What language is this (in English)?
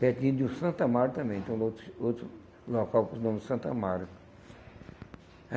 Portuguese